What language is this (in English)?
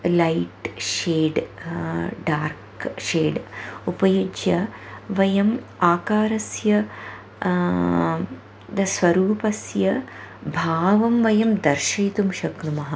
Sanskrit